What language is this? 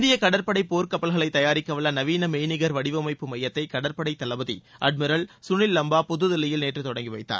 Tamil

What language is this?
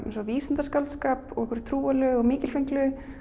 Icelandic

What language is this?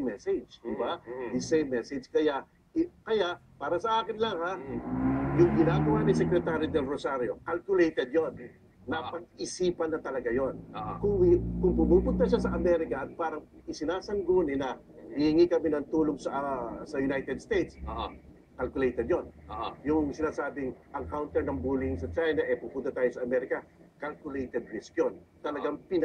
Filipino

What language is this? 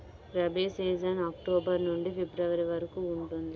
Telugu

